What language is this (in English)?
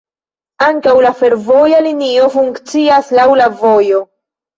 Esperanto